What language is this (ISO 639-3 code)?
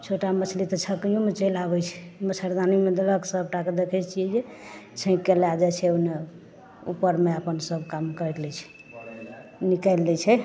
mai